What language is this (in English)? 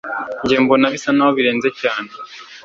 Kinyarwanda